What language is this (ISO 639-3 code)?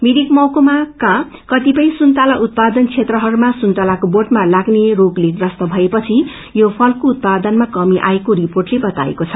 nep